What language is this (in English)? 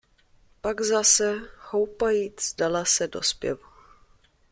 Czech